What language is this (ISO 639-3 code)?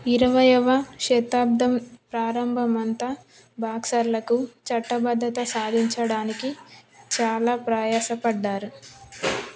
tel